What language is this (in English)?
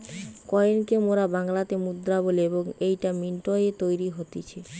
Bangla